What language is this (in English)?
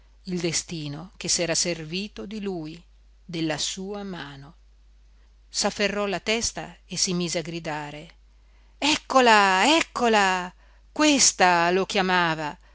Italian